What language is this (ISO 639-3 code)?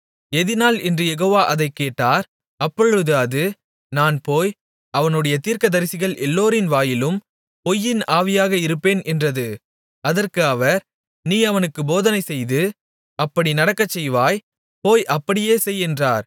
tam